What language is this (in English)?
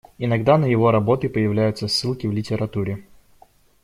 Russian